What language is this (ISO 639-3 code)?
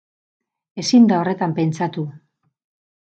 eus